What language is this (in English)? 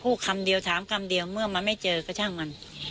Thai